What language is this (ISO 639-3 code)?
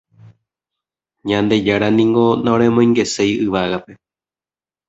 grn